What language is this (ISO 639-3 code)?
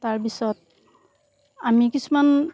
asm